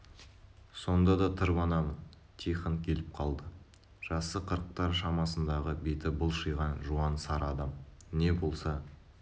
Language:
Kazakh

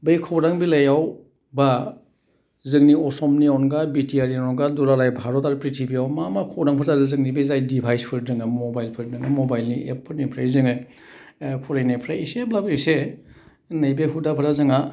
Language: Bodo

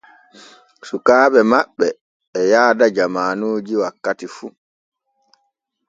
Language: Borgu Fulfulde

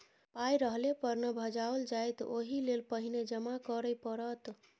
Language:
Maithili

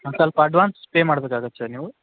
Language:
Kannada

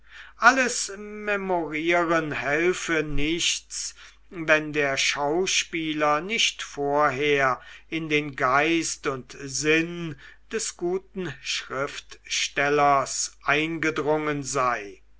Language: German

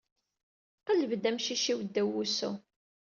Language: Kabyle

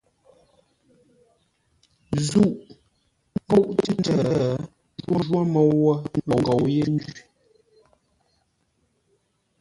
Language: Ngombale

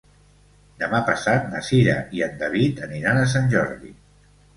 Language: Catalan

